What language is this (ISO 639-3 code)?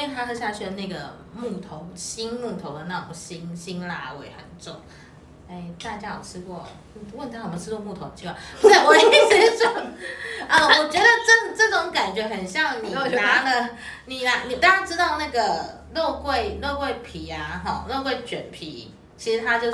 zho